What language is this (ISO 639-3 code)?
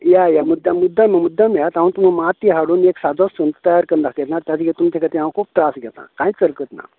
kok